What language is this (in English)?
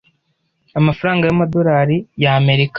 Kinyarwanda